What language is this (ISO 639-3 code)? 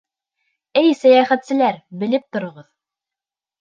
bak